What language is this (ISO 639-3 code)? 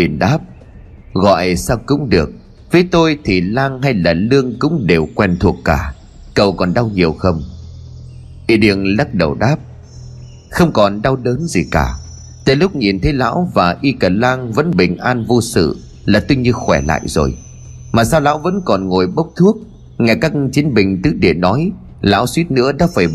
vie